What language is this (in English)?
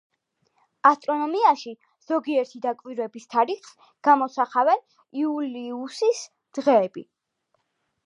Georgian